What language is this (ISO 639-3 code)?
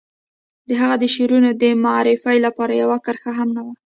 pus